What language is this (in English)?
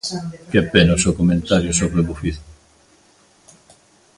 Galician